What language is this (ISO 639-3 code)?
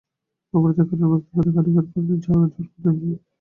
ben